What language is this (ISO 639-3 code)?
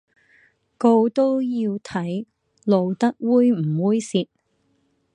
yue